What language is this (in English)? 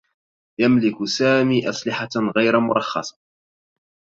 Arabic